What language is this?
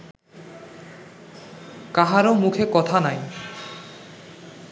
Bangla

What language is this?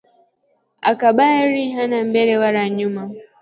Swahili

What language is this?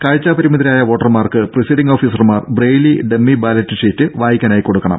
Malayalam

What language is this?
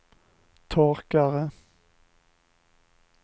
Swedish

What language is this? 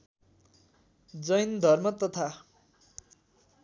Nepali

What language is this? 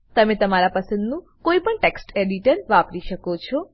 Gujarati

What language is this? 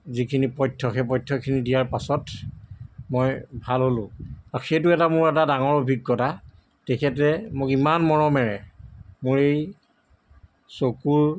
Assamese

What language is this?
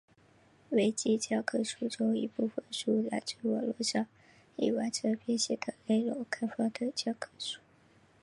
Chinese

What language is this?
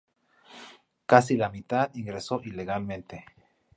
Spanish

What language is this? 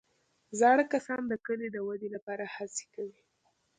Pashto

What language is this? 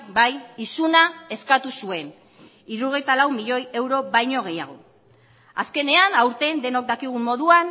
Basque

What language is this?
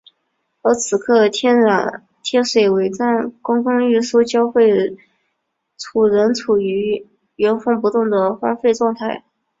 Chinese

